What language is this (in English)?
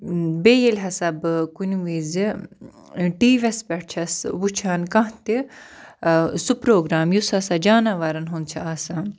Kashmiri